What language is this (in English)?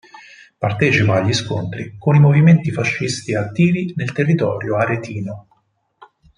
Italian